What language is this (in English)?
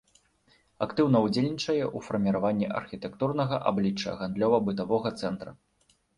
Belarusian